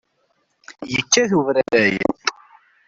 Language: Kabyle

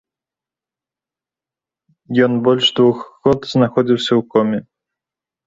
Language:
Belarusian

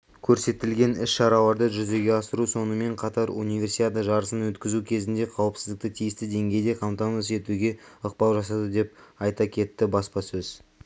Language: Kazakh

